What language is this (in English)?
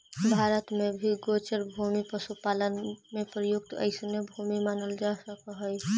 Magahi